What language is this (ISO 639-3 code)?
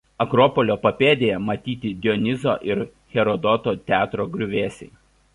lit